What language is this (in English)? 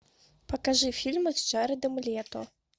Russian